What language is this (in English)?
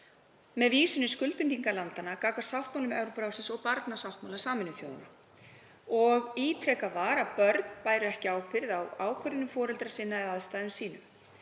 Icelandic